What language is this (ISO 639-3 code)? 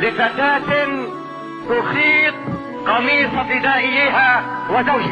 ara